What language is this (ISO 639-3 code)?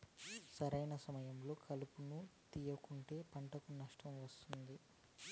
tel